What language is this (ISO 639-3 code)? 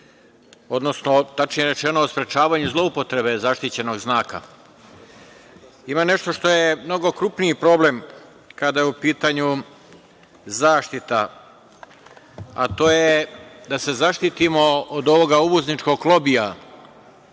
srp